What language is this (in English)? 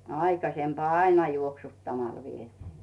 Finnish